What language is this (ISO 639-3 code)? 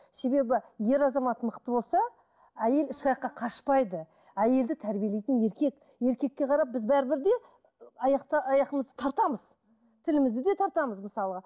kaz